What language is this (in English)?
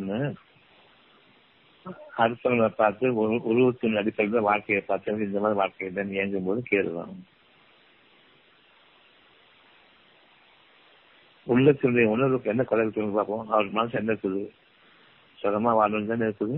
Tamil